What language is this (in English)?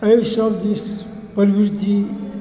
Maithili